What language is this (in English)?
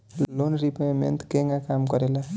Bhojpuri